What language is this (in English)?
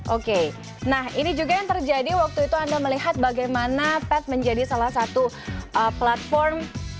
Indonesian